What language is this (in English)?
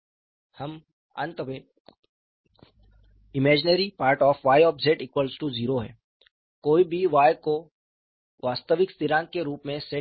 Hindi